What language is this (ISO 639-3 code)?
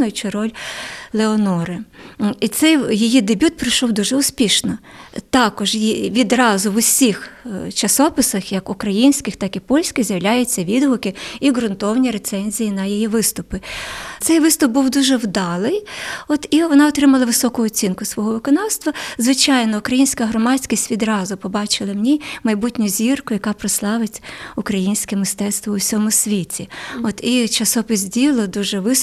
ukr